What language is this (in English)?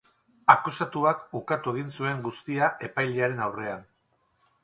Basque